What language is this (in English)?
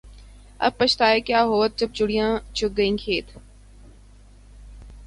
Urdu